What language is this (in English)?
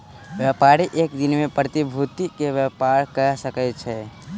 Maithili